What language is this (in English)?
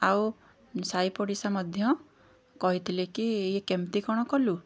Odia